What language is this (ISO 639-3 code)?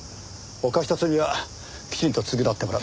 jpn